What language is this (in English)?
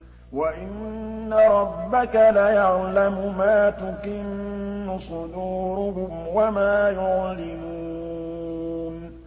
Arabic